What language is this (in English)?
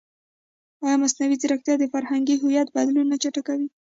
Pashto